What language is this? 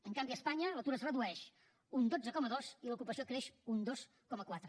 Catalan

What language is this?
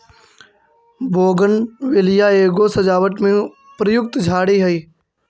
Magahi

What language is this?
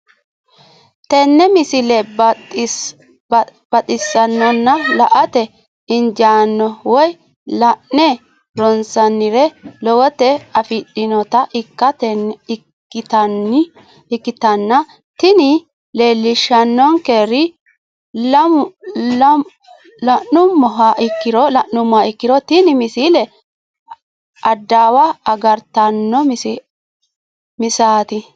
Sidamo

